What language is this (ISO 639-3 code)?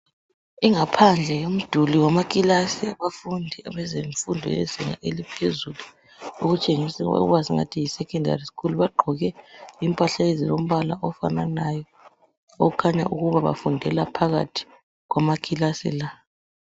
nde